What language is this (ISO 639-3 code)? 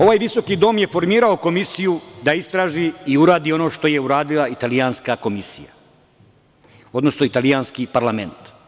srp